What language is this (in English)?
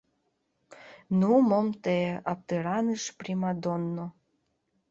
Mari